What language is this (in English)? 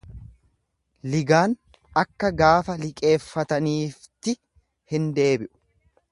Oromo